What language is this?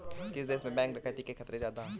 Hindi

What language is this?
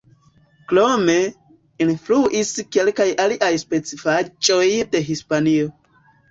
Esperanto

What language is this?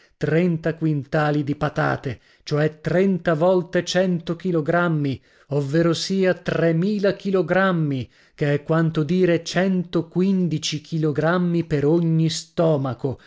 Italian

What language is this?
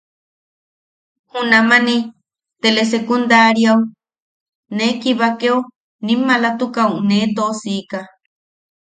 Yaqui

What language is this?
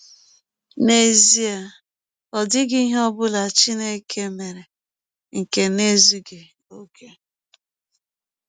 Igbo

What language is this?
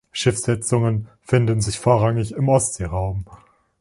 German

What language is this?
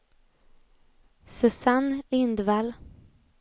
Swedish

